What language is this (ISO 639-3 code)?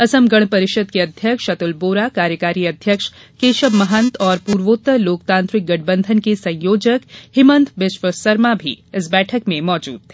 hin